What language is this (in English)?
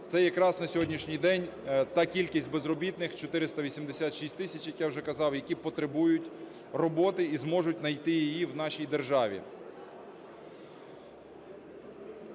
Ukrainian